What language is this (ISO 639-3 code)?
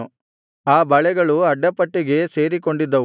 kan